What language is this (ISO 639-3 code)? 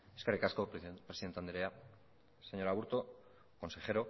eus